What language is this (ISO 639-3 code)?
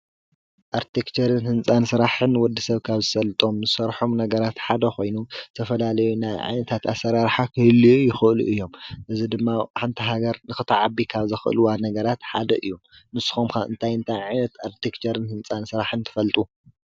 tir